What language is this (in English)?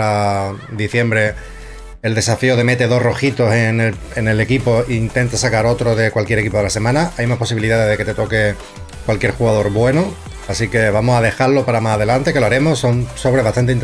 Spanish